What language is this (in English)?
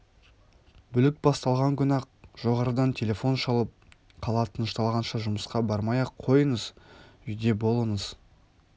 Kazakh